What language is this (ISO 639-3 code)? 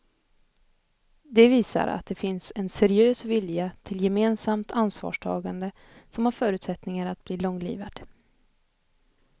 swe